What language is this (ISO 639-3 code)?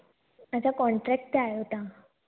snd